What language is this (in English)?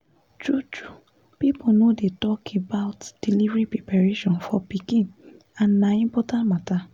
Nigerian Pidgin